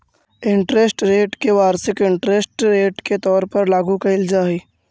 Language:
Magahi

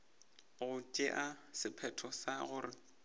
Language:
Northern Sotho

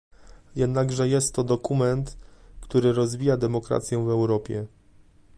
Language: Polish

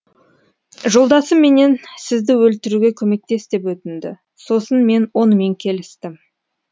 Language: Kazakh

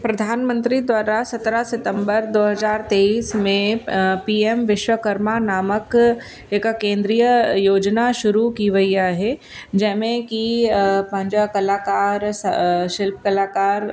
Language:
Sindhi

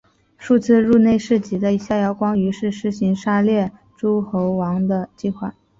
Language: Chinese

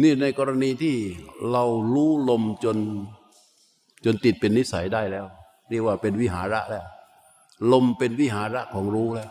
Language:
Thai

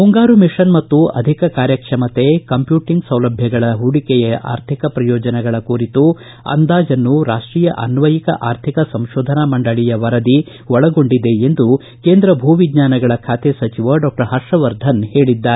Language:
Kannada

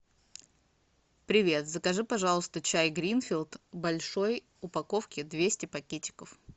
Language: Russian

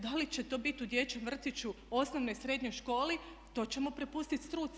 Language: Croatian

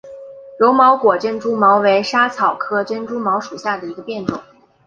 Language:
Chinese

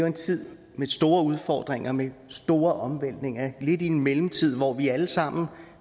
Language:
Danish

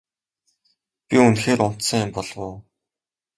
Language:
Mongolian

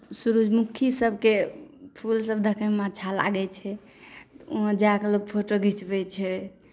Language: Maithili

